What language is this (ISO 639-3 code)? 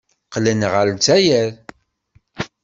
kab